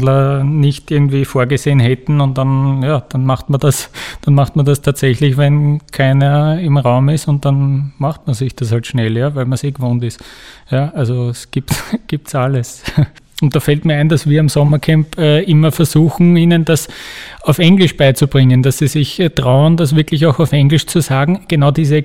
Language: German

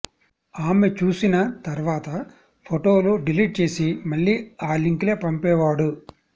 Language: Telugu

